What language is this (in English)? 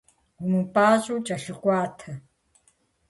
Kabardian